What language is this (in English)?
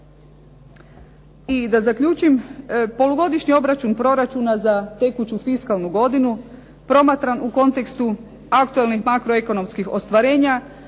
Croatian